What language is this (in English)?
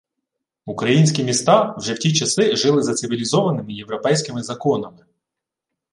Ukrainian